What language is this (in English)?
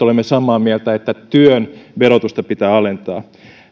Finnish